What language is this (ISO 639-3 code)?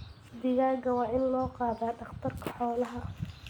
som